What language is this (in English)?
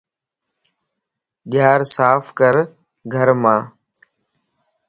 Lasi